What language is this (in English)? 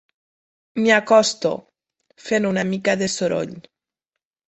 Catalan